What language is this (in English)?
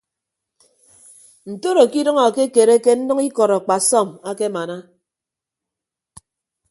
Ibibio